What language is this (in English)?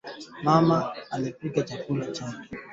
Swahili